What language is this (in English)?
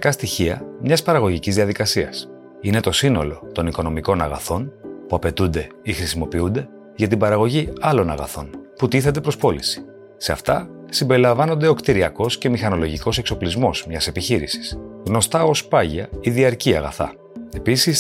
Greek